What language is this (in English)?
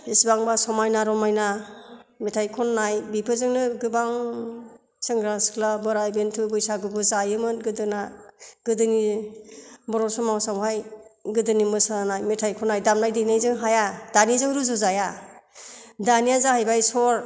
Bodo